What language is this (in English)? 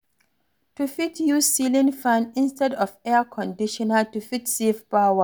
Nigerian Pidgin